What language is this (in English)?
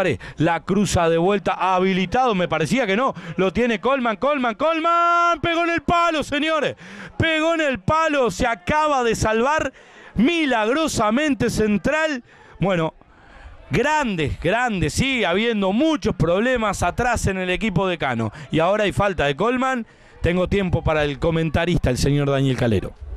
Spanish